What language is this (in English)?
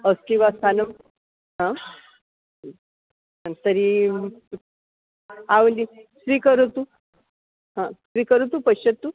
Sanskrit